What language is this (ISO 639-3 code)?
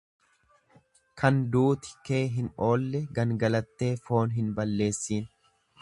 orm